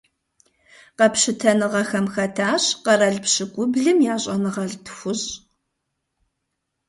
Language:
Kabardian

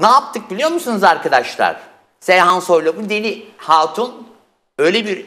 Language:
Turkish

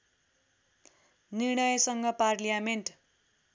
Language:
Nepali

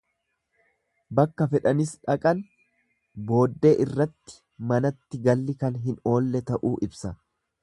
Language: Oromo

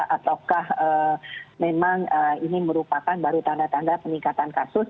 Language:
Indonesian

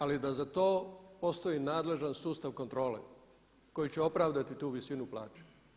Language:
Croatian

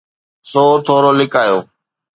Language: Sindhi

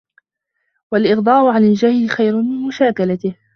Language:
Arabic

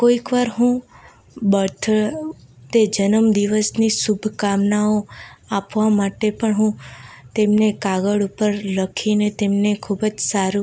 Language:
Gujarati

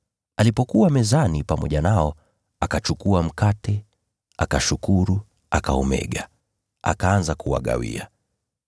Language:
Swahili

